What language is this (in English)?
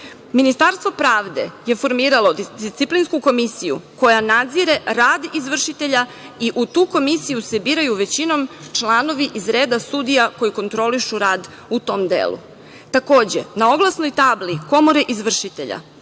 Serbian